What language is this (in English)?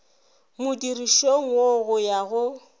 Northern Sotho